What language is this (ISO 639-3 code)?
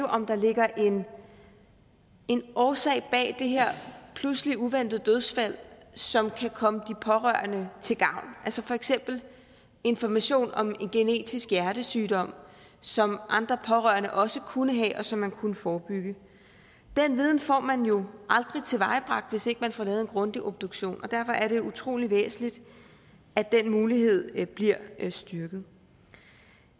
dan